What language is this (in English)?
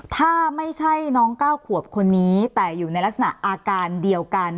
Thai